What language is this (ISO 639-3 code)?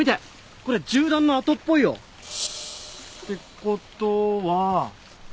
jpn